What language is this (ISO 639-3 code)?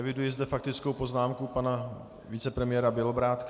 ces